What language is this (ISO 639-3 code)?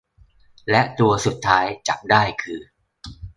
tha